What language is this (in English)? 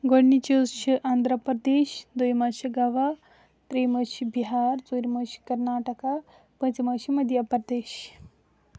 Kashmiri